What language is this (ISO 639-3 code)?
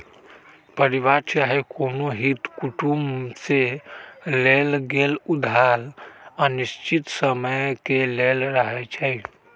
mag